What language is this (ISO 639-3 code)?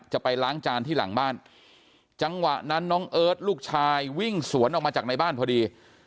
tha